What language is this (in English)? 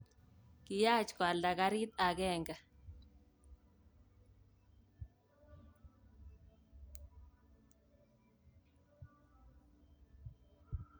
Kalenjin